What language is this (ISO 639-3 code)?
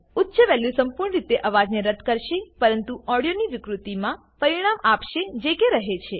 guj